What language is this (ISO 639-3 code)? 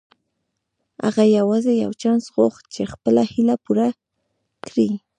pus